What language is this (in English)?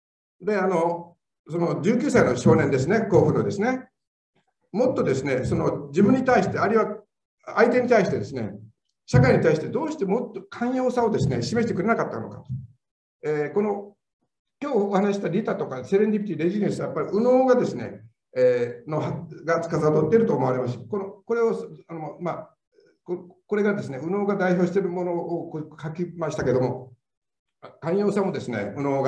Japanese